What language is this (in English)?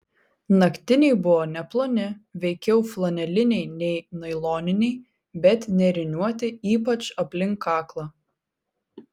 Lithuanian